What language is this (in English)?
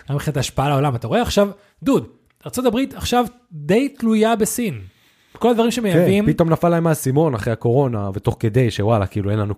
Hebrew